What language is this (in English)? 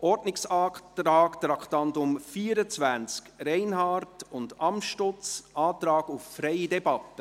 Swiss German